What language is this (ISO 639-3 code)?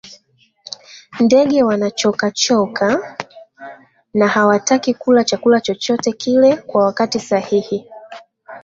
swa